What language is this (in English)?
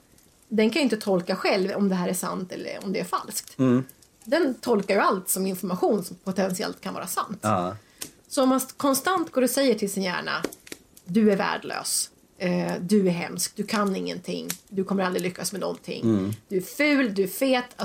Swedish